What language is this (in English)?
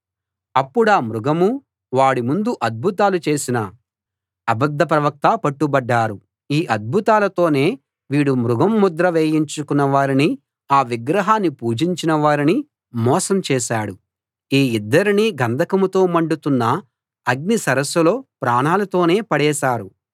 Telugu